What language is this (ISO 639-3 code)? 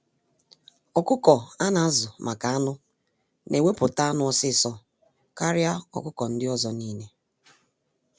ibo